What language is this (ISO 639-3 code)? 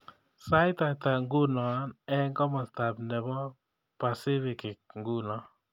kln